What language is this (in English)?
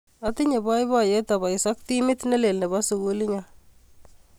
Kalenjin